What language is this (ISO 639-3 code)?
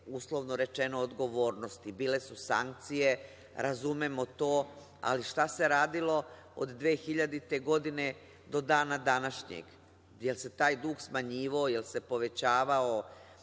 srp